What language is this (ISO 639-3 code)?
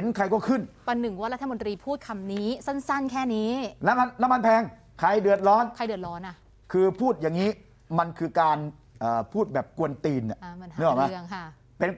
tha